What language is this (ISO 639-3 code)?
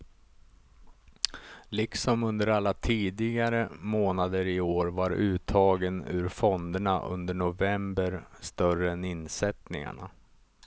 swe